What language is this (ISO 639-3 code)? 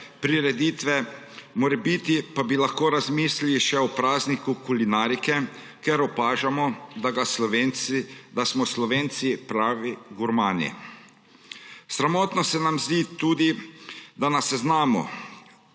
slv